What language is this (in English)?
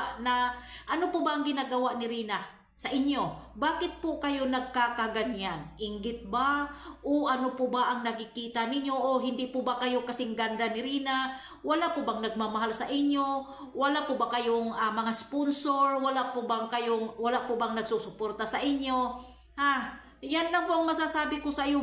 Filipino